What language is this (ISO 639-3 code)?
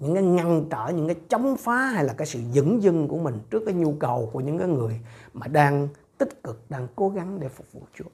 vie